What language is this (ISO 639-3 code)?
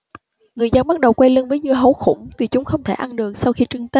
vie